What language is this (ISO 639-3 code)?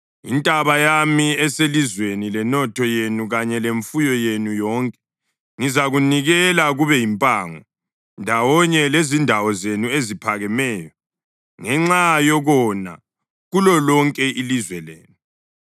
nde